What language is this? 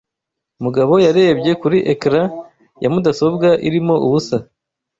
Kinyarwanda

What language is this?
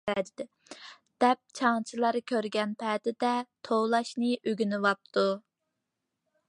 Uyghur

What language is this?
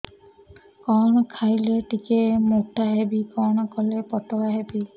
Odia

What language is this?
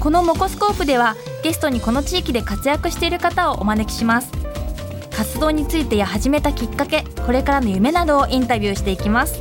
Japanese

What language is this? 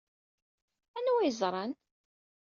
Kabyle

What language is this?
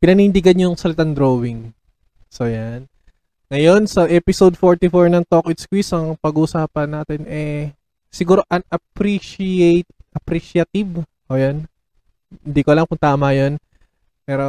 Filipino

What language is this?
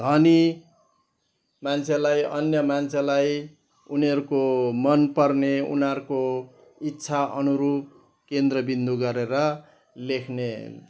Nepali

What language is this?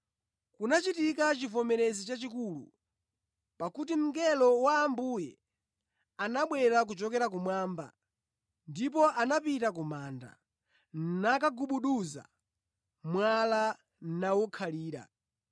Nyanja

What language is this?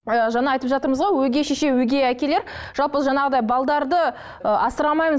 Kazakh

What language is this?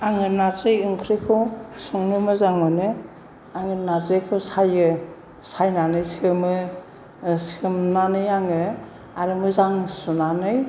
Bodo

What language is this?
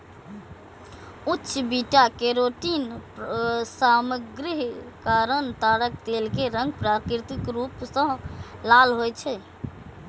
Maithili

